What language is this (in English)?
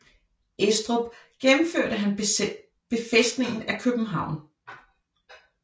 Danish